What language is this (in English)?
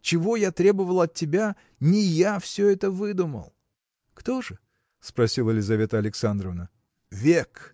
Russian